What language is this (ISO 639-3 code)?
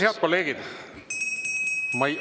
est